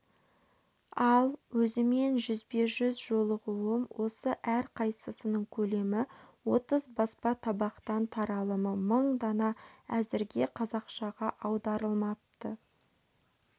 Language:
Kazakh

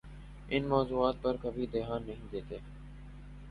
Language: Urdu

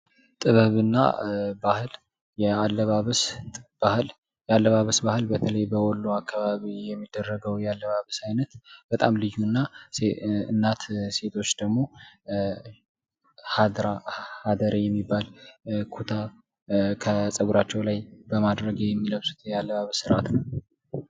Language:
Amharic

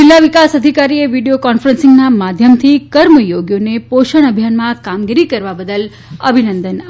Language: Gujarati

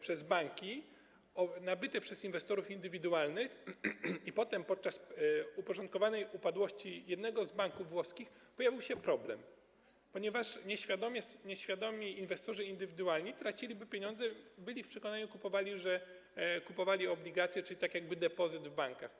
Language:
Polish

